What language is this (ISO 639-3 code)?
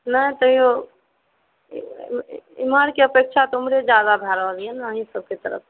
mai